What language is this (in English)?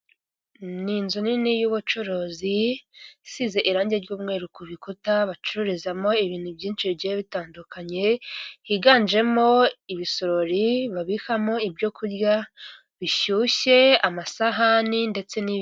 Kinyarwanda